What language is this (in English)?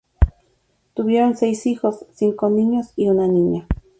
Spanish